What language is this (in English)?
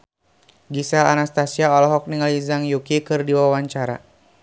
Sundanese